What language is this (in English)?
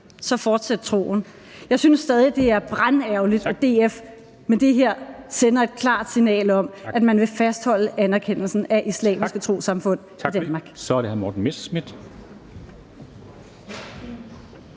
Danish